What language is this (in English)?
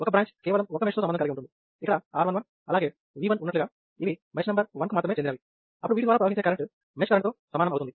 Telugu